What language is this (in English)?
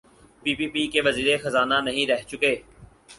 Urdu